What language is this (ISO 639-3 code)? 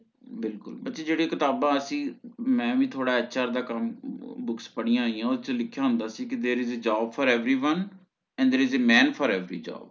pan